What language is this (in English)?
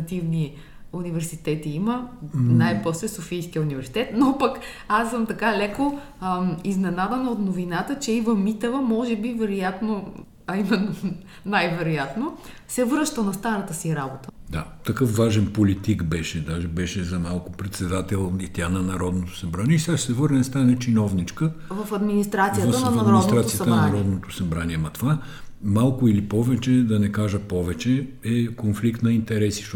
Bulgarian